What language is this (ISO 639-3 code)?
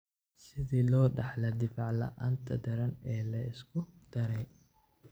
som